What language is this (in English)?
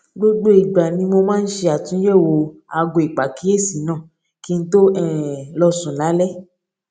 Yoruba